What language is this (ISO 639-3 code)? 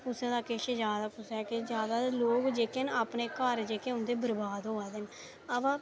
doi